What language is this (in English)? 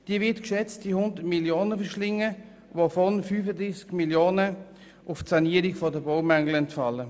Swiss German